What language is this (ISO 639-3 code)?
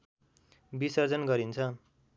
nep